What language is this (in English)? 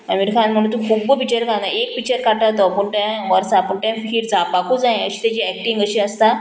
Konkani